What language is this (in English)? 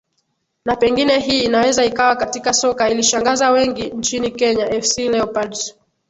Swahili